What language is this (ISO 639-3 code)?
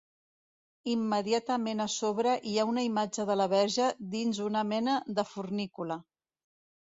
cat